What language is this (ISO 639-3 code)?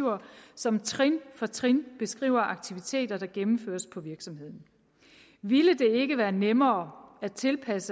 dan